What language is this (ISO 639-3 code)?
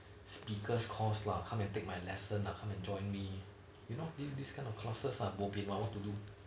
eng